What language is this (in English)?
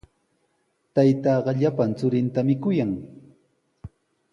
Sihuas Ancash Quechua